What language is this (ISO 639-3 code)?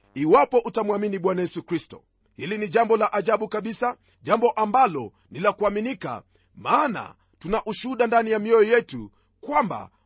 swa